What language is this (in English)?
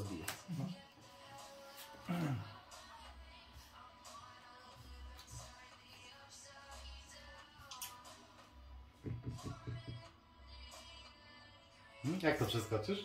Polish